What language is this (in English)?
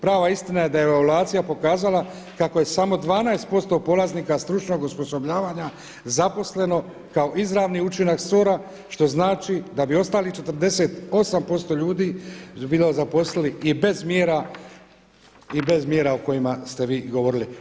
Croatian